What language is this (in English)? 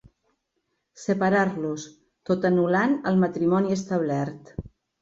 Catalan